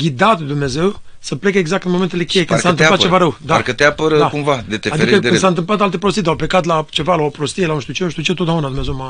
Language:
Romanian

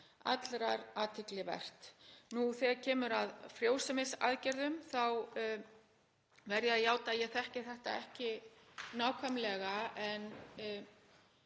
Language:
Icelandic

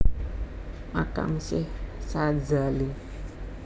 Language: Javanese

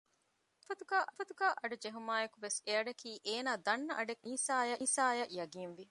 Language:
Divehi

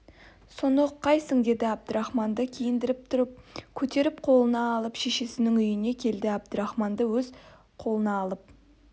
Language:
Kazakh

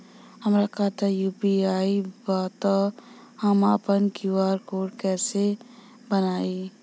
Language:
Bhojpuri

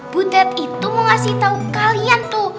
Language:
Indonesian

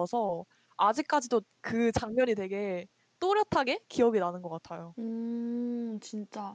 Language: Korean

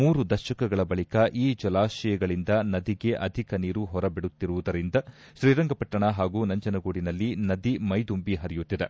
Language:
Kannada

